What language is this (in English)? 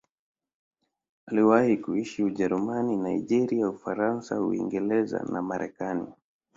Swahili